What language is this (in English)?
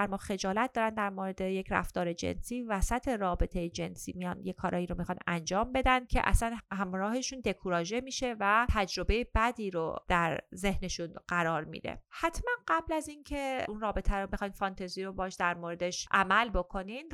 Persian